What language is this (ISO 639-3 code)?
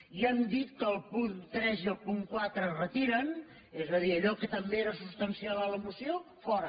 cat